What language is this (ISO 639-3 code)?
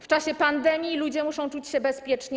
pol